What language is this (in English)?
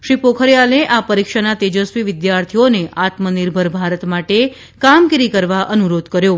Gujarati